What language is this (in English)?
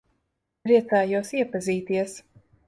Latvian